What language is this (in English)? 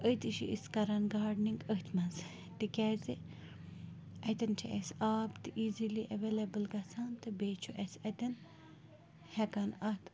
Kashmiri